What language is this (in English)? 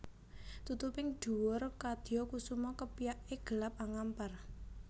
Javanese